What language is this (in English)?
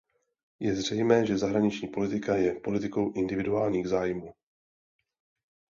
Czech